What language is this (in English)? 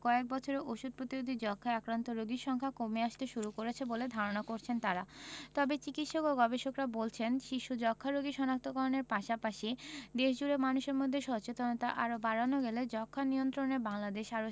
Bangla